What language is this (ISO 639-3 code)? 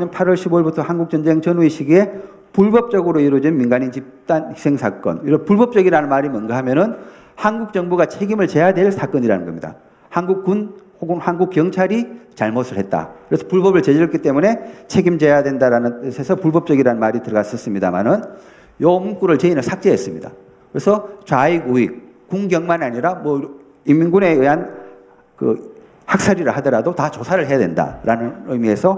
kor